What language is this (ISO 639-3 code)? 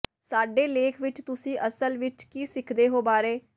pan